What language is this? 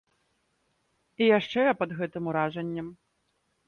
Belarusian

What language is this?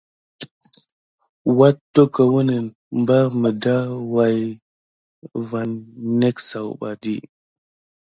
Gidar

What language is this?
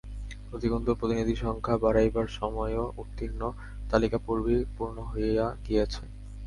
Bangla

